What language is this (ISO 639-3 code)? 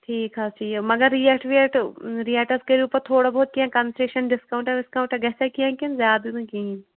kas